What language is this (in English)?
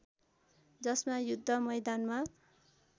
Nepali